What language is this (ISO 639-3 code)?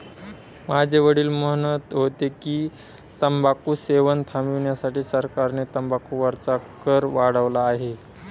mar